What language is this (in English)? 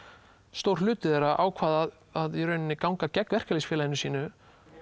Icelandic